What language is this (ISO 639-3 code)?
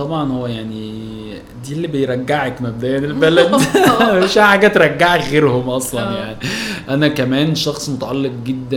ara